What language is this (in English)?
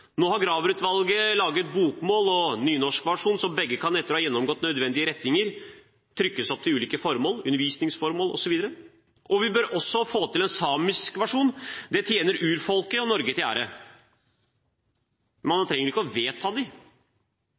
Norwegian Bokmål